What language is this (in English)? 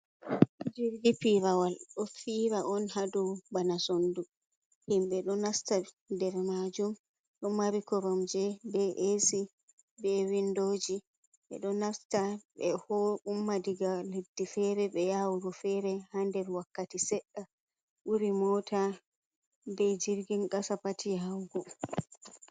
Fula